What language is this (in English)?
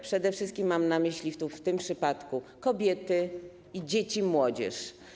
Polish